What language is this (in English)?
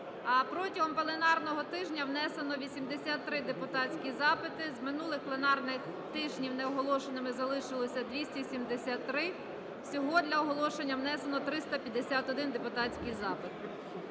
Ukrainian